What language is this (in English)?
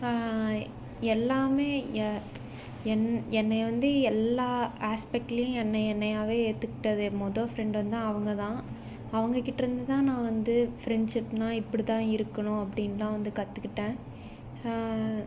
Tamil